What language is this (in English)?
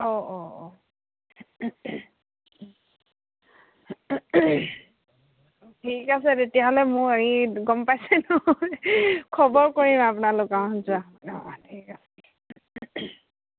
Assamese